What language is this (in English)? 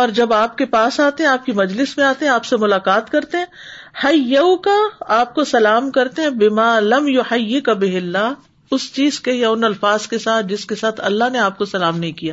Urdu